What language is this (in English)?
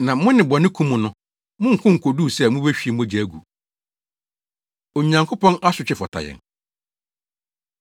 Akan